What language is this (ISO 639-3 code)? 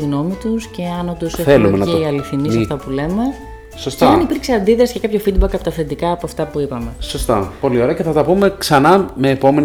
ell